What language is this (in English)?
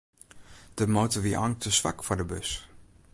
Western Frisian